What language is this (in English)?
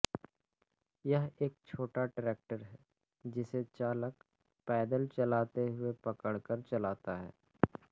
Hindi